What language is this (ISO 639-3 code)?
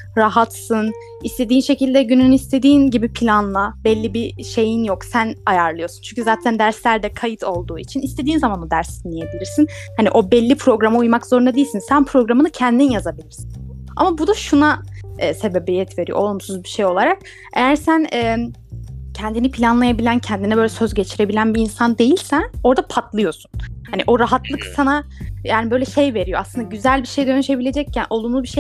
tur